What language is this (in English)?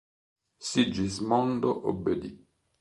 Italian